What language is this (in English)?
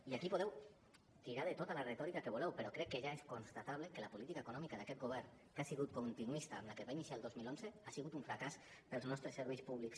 Catalan